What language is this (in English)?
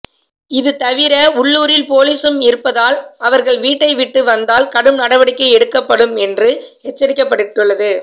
Tamil